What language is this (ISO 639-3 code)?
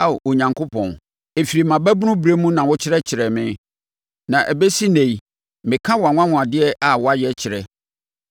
aka